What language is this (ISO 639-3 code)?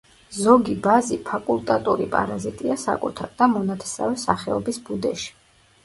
kat